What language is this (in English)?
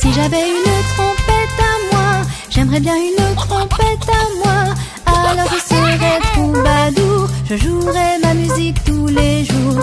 French